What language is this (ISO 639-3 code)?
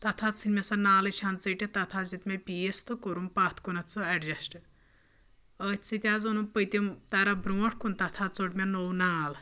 kas